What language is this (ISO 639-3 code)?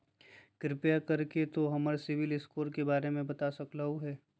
mag